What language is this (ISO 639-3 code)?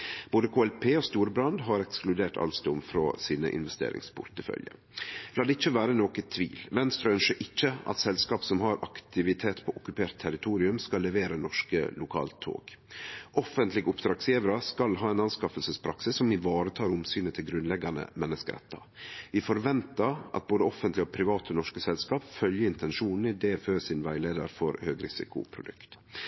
nno